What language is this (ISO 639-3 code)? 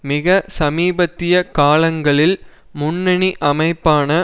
tam